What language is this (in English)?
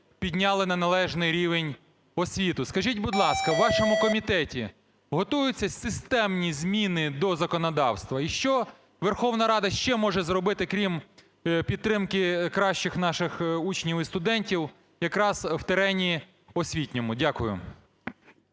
Ukrainian